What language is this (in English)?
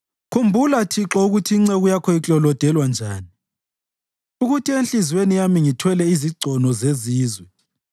North Ndebele